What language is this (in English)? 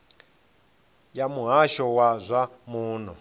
Venda